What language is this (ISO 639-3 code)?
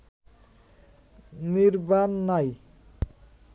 ben